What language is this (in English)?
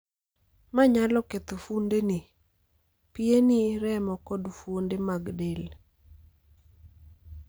Luo (Kenya and Tanzania)